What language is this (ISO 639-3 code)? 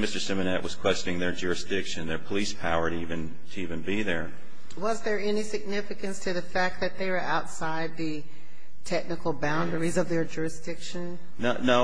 eng